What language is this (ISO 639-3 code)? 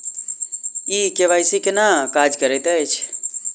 mai